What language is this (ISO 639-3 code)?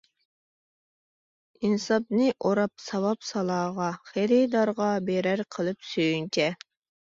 uig